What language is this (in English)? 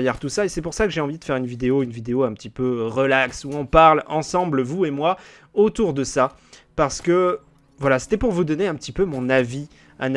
French